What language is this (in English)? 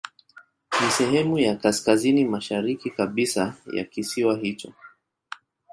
Swahili